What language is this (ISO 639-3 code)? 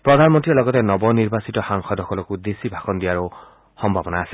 asm